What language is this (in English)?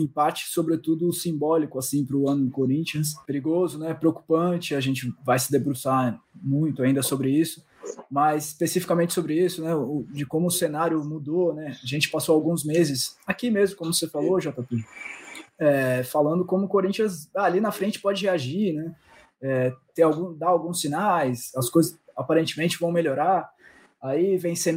Portuguese